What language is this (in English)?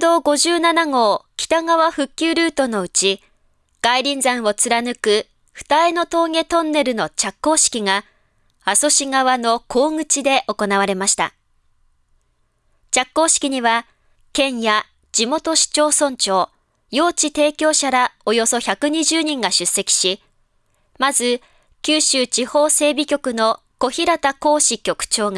Japanese